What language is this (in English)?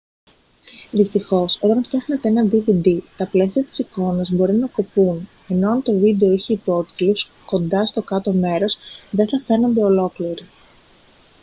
Greek